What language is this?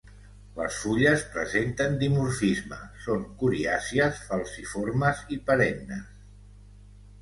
Catalan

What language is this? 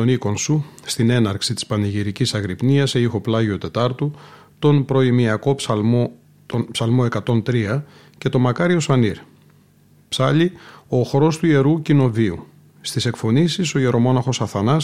Greek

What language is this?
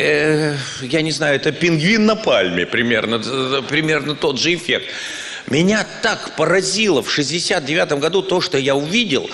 Russian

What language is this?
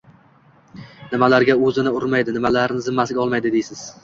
Uzbek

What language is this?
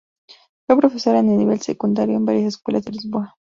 Spanish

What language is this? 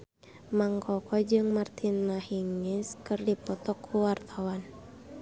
Sundanese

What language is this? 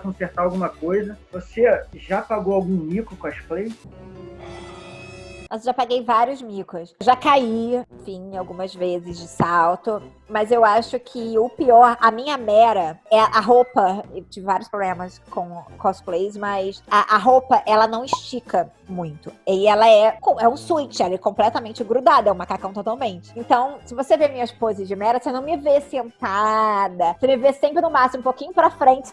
Portuguese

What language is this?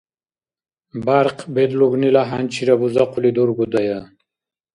Dargwa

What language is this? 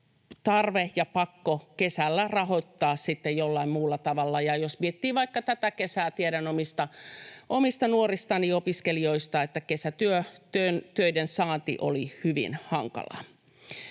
Finnish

